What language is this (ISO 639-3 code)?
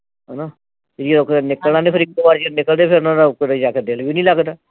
pan